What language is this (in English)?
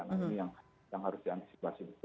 Indonesian